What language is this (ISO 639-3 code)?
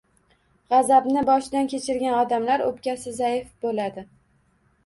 uzb